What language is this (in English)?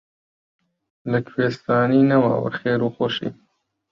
Central Kurdish